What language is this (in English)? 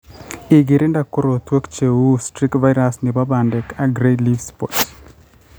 Kalenjin